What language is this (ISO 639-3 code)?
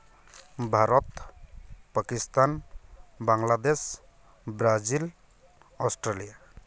sat